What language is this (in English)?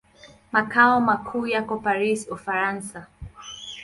Swahili